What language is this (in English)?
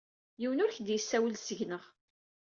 Kabyle